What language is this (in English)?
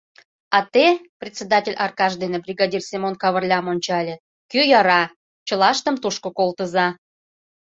Mari